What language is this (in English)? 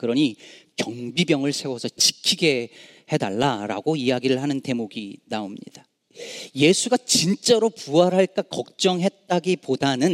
Korean